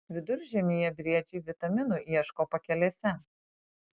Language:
Lithuanian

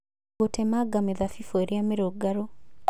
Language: Kikuyu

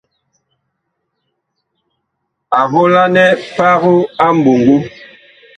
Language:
Bakoko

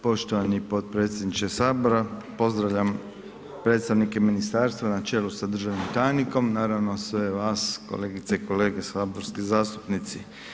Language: Croatian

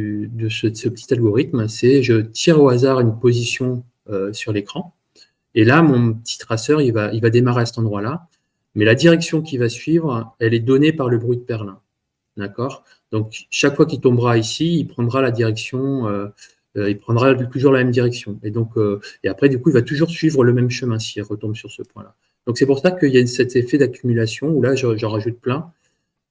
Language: French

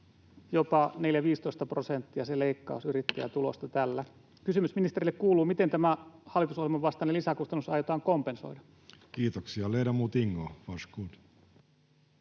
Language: Finnish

